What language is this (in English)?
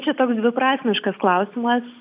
Lithuanian